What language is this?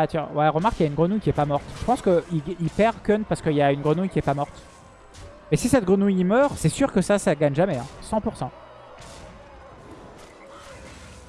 French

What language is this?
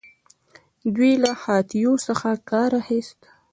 Pashto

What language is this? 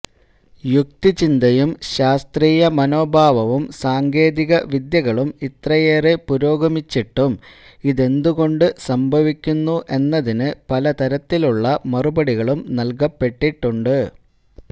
Malayalam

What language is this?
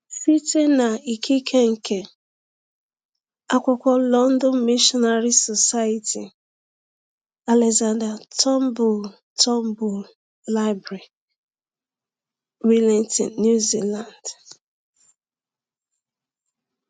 Igbo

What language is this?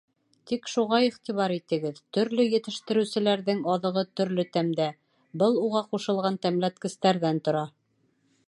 Bashkir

